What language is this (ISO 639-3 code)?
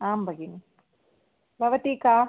san